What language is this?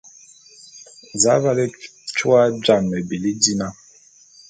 Bulu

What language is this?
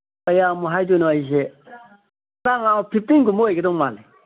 Manipuri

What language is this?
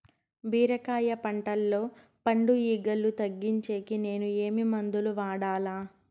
Telugu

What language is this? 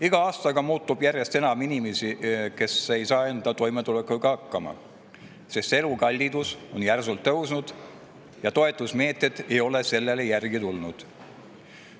Estonian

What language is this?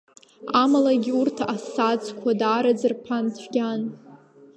Abkhazian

